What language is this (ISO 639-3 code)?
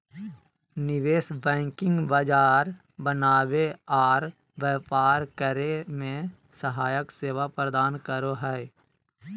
mag